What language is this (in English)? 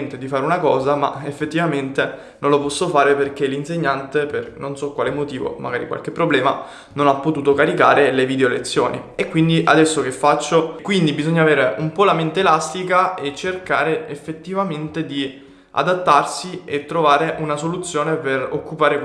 Italian